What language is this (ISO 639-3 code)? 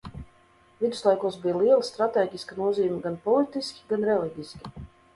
lav